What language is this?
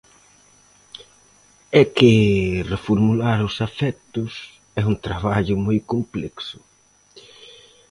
Galician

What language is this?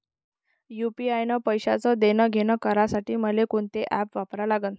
Marathi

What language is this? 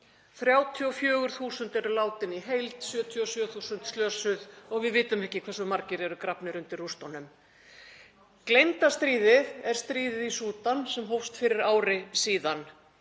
Icelandic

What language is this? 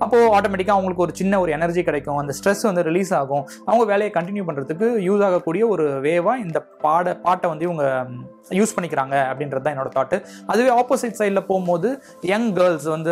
Tamil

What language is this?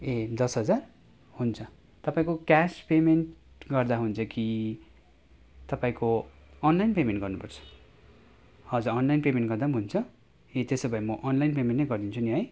Nepali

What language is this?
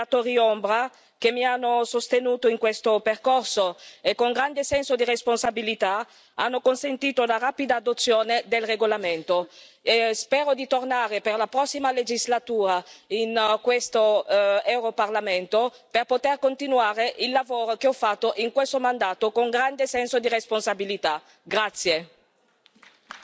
Italian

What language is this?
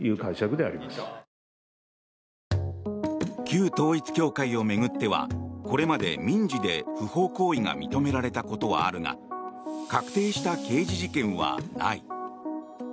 Japanese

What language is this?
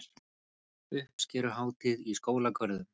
Icelandic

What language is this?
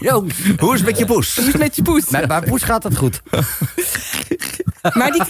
Dutch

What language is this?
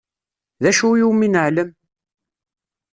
Kabyle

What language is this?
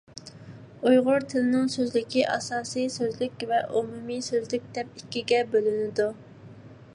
Uyghur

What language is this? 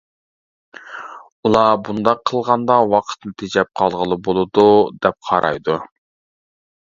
Uyghur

